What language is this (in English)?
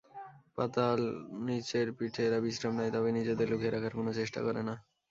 Bangla